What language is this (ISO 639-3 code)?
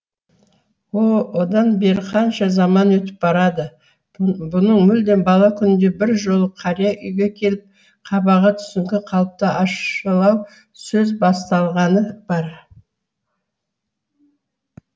kaz